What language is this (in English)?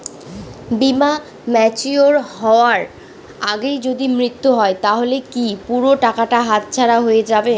Bangla